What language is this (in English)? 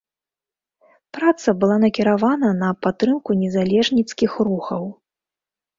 Belarusian